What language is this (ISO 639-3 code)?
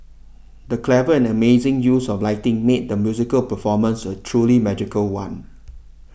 eng